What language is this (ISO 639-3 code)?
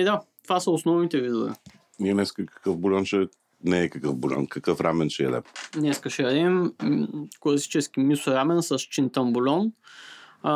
bul